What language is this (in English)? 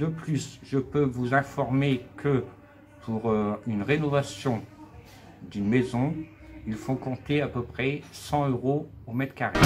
French